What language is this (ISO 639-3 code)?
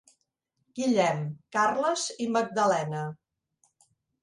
cat